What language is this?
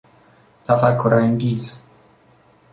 Persian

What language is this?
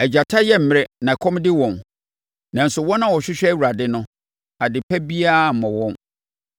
Akan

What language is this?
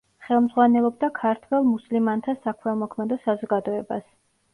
Georgian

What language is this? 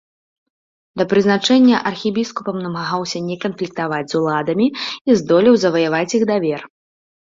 Belarusian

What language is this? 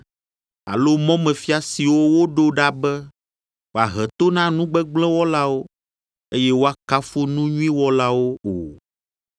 Ewe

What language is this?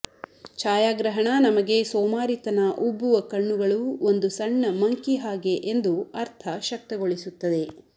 Kannada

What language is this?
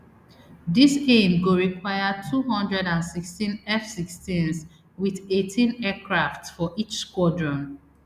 Nigerian Pidgin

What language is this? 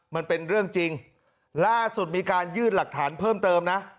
Thai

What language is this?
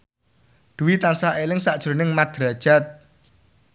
Javanese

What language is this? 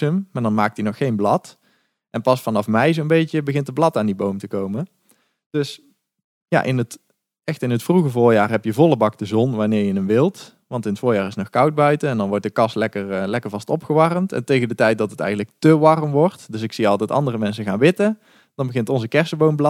Dutch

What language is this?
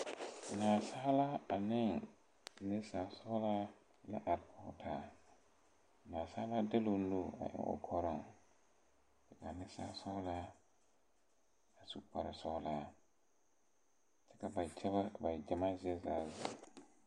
Southern Dagaare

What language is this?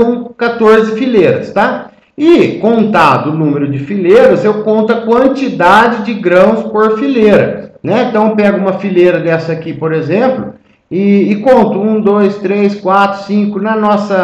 Portuguese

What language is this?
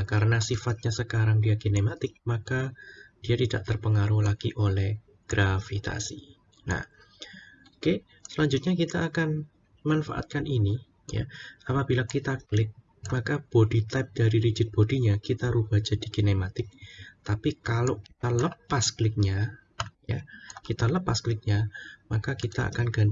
Indonesian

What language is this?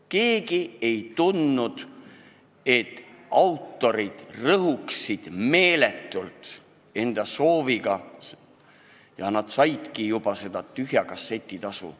Estonian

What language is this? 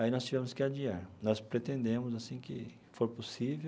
Portuguese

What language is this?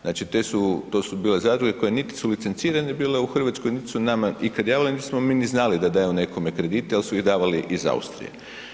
Croatian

